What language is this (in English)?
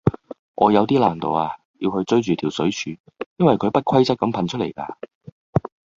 Cantonese